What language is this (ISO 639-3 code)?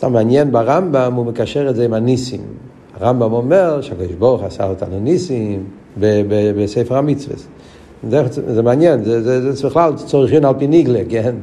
heb